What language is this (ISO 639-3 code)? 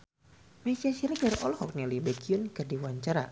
sun